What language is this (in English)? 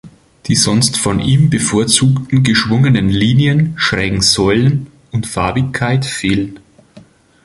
German